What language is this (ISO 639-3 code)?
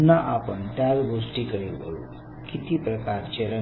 mar